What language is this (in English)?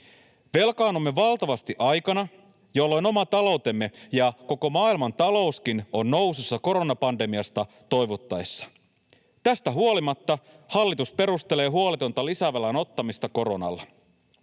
Finnish